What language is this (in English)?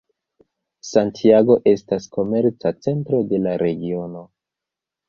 Esperanto